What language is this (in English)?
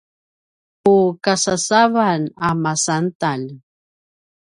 Paiwan